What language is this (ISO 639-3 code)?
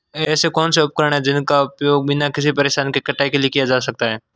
hin